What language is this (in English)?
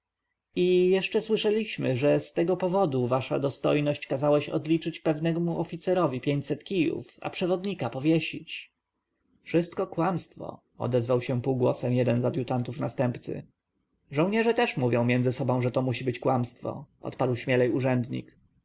Polish